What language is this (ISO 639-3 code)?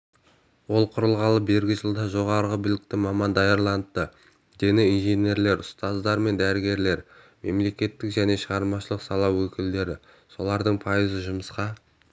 kaz